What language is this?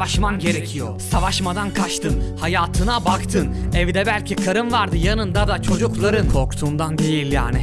Turkish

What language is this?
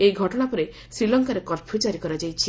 Odia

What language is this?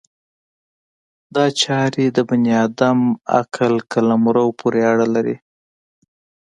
Pashto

